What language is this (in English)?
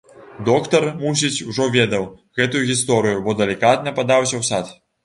Belarusian